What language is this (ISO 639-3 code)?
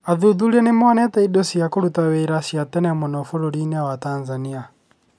kik